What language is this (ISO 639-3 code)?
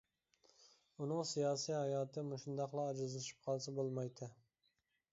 uig